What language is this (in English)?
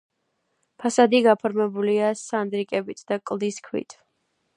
Georgian